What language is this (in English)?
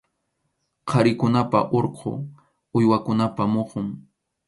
Arequipa-La Unión Quechua